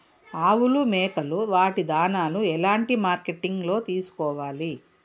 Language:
Telugu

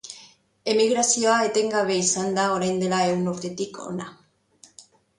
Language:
Basque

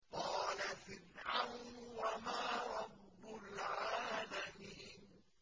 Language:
Arabic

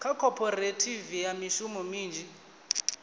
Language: Venda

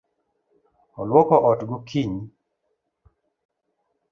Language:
Luo (Kenya and Tanzania)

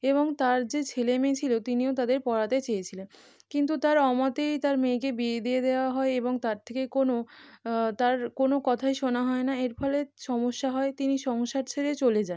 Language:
Bangla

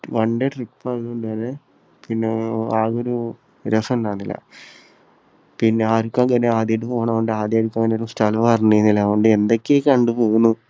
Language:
Malayalam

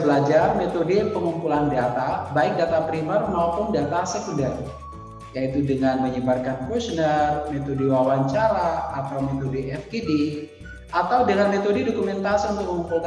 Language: Indonesian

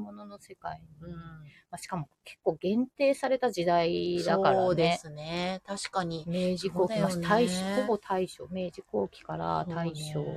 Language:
Japanese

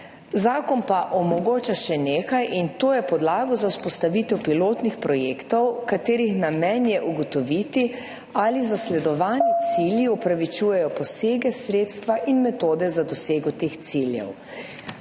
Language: Slovenian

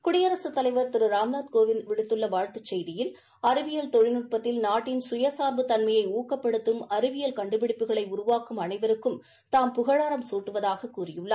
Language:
Tamil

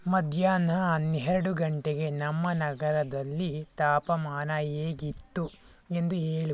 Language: Kannada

